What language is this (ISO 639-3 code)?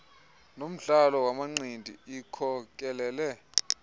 xho